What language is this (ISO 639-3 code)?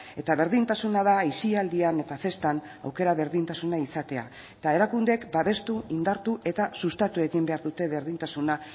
eus